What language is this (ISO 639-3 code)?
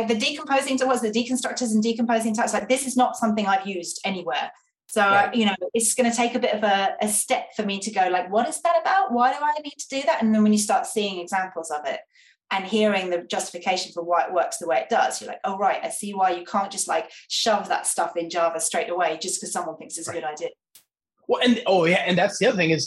eng